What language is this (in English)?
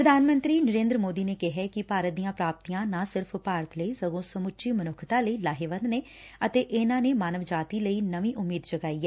Punjabi